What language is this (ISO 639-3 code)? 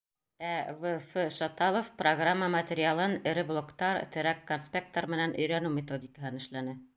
bak